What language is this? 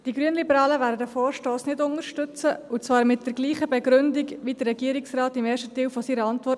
Swiss German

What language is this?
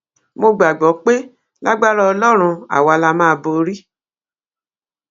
Yoruba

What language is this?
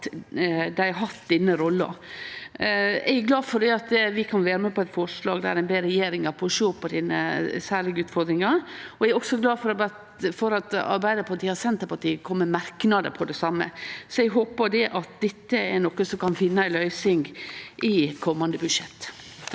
Norwegian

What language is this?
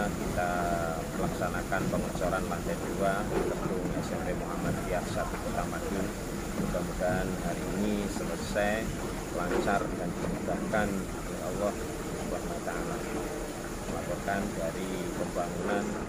Indonesian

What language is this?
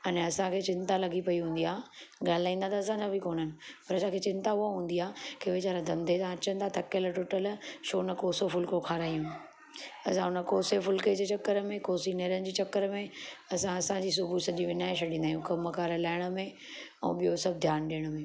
Sindhi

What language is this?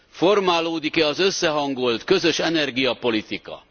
Hungarian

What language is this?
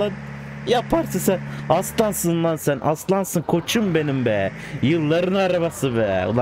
Turkish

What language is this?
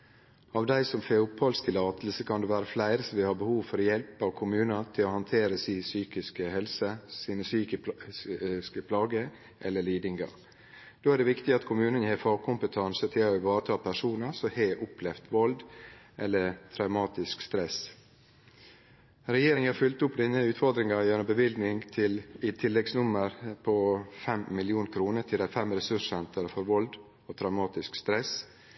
Norwegian Nynorsk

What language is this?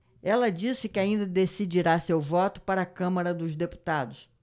Portuguese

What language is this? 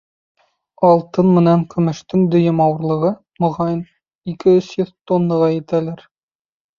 Bashkir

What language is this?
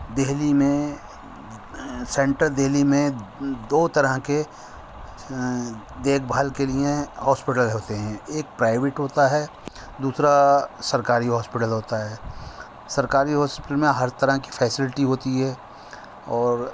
Urdu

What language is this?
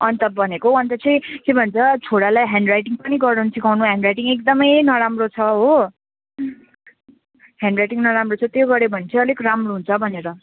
Nepali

